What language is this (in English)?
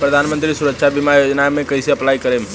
Bhojpuri